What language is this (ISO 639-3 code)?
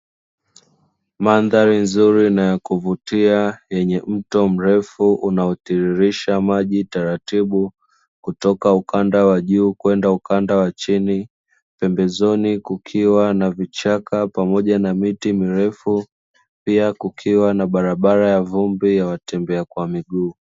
swa